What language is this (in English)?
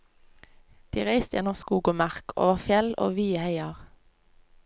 Norwegian